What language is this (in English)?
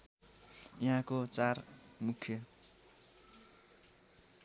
Nepali